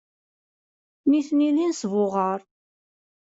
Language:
Kabyle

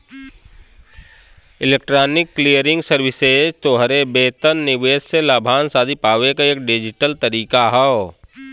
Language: Bhojpuri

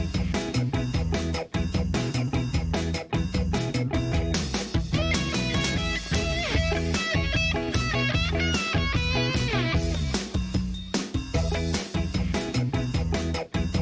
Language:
Thai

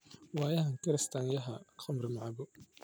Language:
Somali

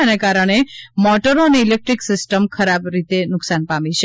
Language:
Gujarati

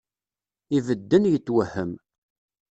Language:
Kabyle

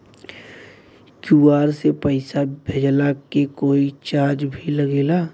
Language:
Bhojpuri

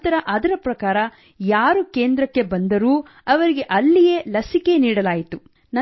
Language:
Kannada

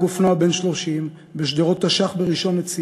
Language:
Hebrew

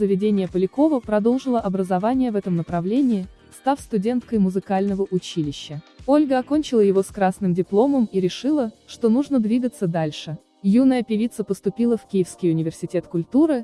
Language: Russian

